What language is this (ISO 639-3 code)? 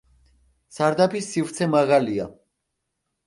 kat